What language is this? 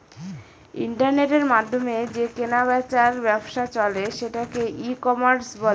Bangla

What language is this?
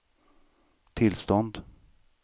Swedish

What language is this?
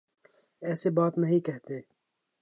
Urdu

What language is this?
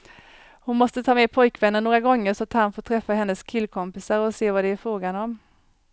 Swedish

